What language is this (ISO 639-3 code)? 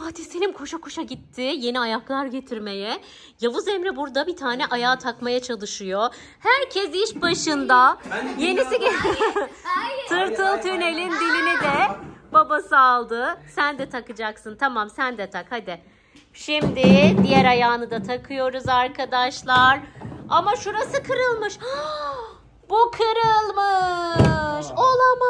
tur